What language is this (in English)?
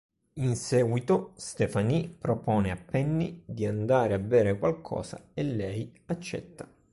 Italian